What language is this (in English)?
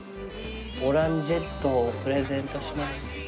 Japanese